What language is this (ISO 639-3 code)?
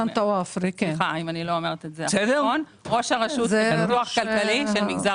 heb